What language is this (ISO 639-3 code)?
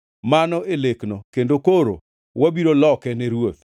luo